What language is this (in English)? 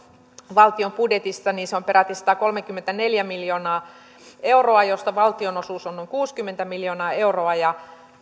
Finnish